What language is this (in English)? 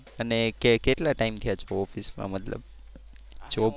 Gujarati